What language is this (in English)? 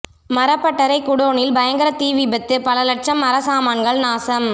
Tamil